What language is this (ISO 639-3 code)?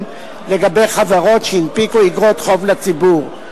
heb